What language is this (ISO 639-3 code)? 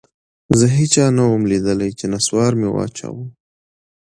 pus